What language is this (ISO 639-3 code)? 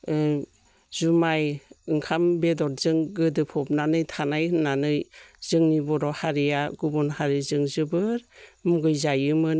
brx